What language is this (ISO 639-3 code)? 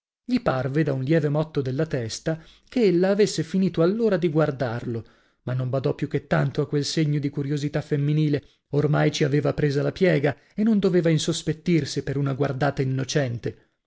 ita